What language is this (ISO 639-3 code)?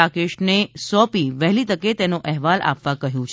guj